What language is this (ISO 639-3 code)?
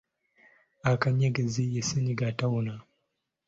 lug